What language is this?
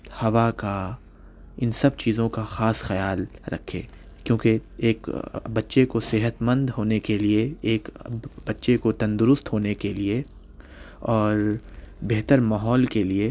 Urdu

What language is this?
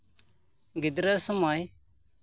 Santali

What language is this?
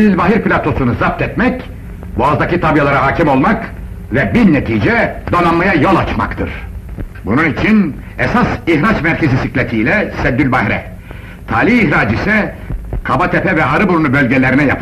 Turkish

